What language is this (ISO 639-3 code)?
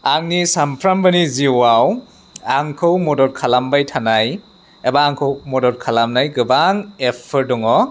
brx